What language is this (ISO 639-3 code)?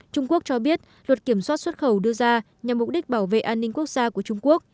vie